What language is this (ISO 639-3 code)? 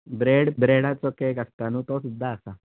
kok